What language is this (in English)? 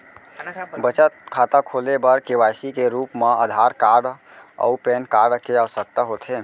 Chhattisgarhi